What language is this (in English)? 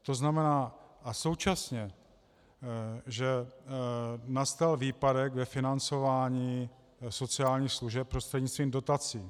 Czech